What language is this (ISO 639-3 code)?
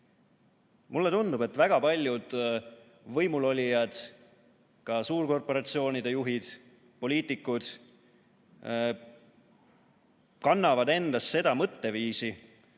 est